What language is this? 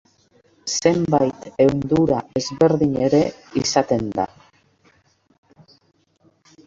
Basque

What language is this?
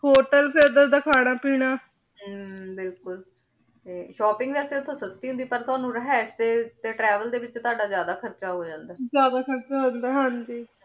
Punjabi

